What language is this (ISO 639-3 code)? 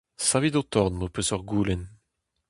bre